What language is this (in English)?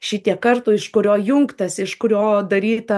Lithuanian